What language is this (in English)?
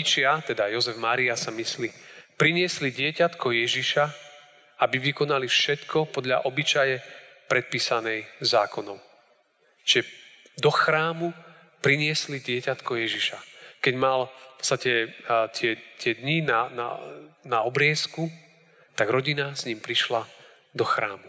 Slovak